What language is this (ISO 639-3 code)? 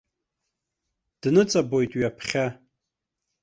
abk